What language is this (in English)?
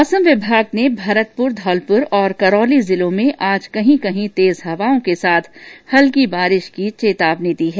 Hindi